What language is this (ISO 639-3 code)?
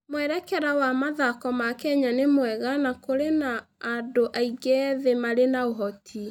kik